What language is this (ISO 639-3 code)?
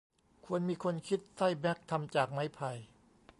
tha